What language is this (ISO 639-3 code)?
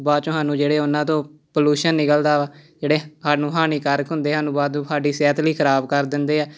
pan